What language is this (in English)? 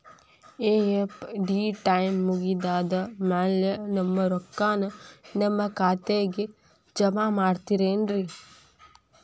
Kannada